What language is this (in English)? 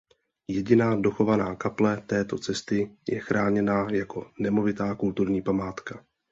Czech